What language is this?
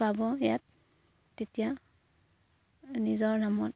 Assamese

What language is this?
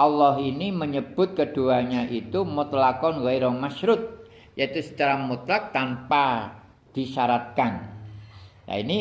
Indonesian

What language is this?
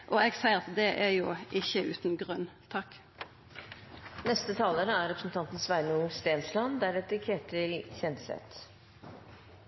Norwegian Nynorsk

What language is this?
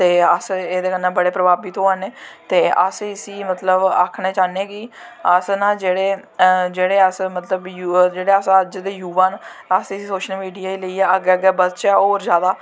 Dogri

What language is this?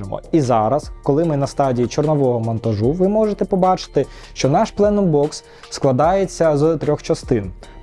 Ukrainian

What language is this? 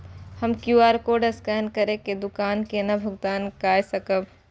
Maithili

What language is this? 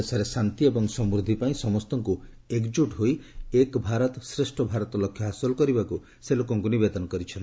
Odia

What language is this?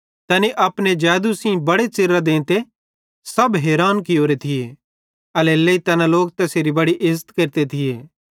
Bhadrawahi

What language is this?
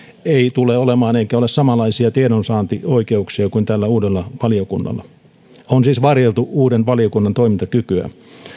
Finnish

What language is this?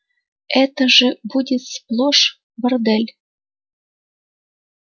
Russian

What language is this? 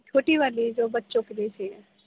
Urdu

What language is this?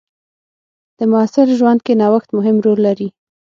Pashto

